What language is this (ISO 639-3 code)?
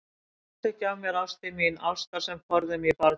isl